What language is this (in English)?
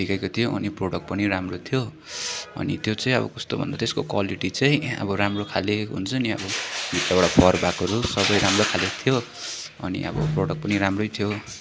Nepali